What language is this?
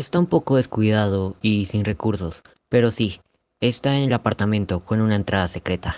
Spanish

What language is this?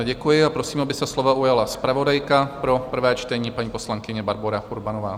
Czech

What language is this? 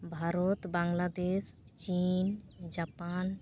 Santali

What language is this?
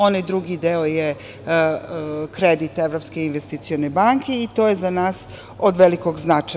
Serbian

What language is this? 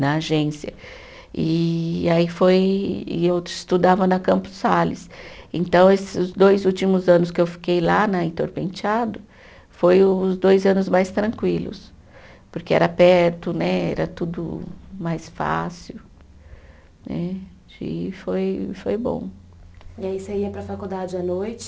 Portuguese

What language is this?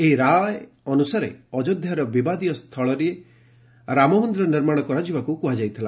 Odia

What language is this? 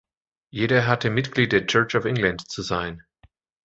German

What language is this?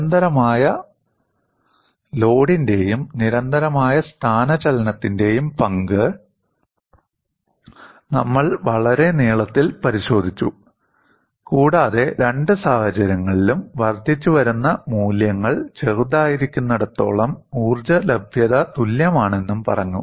Malayalam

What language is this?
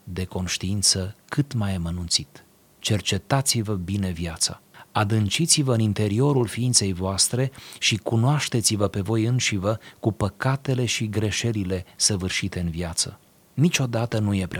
Romanian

